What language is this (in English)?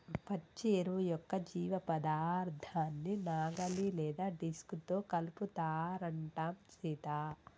Telugu